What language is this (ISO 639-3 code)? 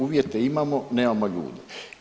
hrv